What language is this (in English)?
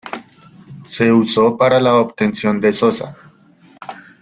Spanish